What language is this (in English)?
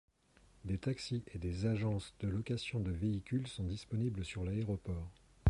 French